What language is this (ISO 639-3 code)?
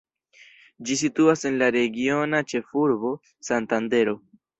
epo